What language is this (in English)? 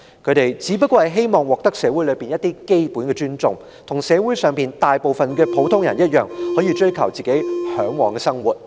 Cantonese